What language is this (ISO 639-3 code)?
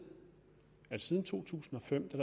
dan